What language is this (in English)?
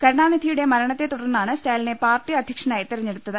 Malayalam